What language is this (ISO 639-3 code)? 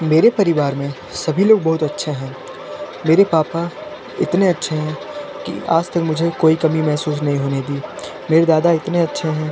hin